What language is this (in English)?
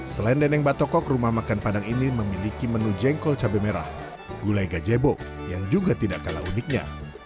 Indonesian